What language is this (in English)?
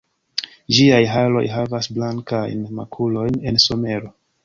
Esperanto